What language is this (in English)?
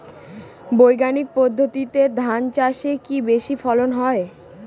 Bangla